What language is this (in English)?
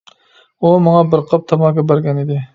Uyghur